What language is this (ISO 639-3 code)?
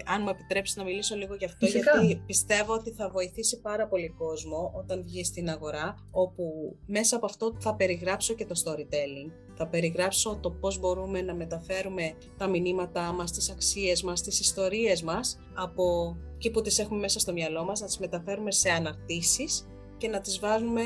ell